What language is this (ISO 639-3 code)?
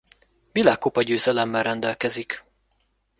hun